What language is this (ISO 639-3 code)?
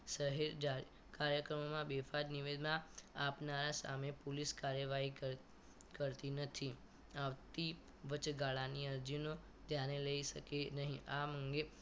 guj